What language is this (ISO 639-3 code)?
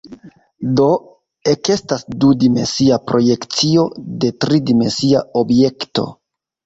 epo